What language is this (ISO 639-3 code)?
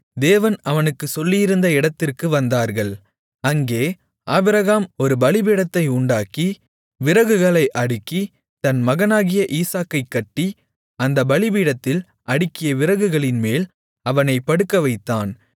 tam